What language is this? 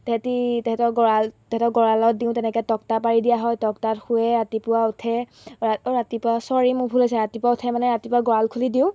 Assamese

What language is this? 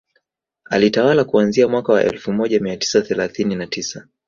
Swahili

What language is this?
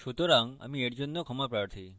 Bangla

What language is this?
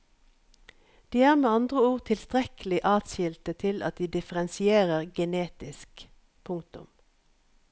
Norwegian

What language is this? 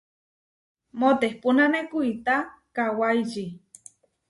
Huarijio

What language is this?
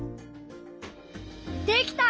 Japanese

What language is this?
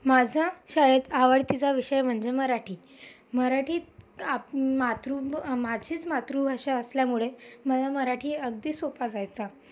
Marathi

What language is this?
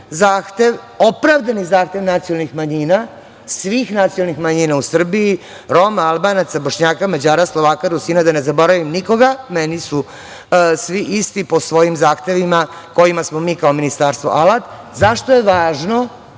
Serbian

